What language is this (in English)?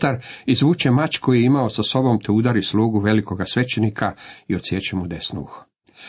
Croatian